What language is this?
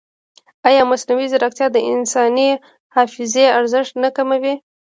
Pashto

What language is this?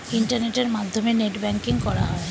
Bangla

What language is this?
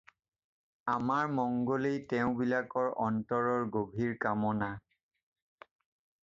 Assamese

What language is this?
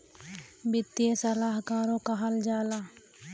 Bhojpuri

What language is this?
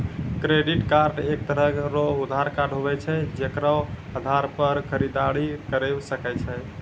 Maithili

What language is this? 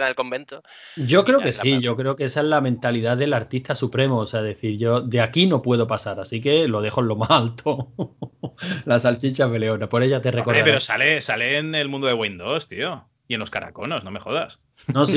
Spanish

